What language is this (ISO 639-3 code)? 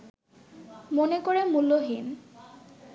ben